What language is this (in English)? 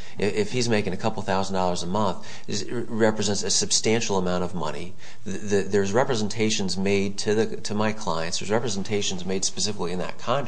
English